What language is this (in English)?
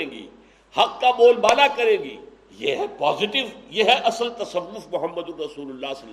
Urdu